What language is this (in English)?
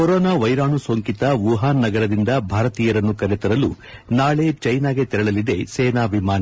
Kannada